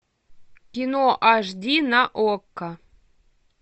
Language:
Russian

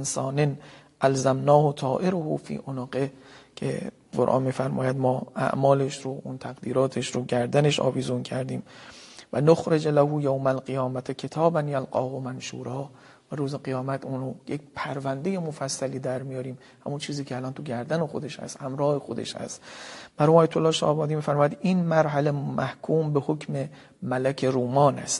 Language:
Persian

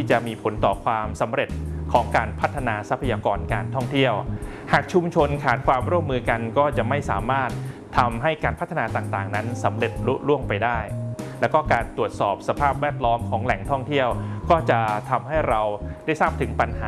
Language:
Thai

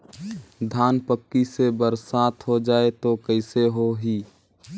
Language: Chhattisgarhi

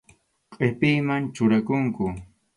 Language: Arequipa-La Unión Quechua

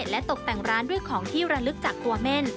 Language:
Thai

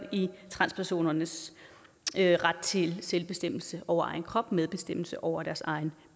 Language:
Danish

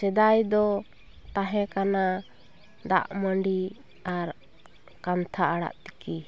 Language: Santali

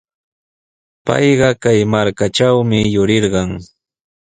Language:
Sihuas Ancash Quechua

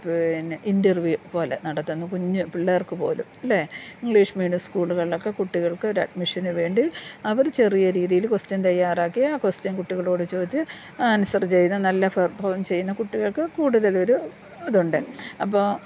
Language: Malayalam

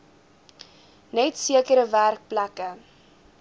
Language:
Afrikaans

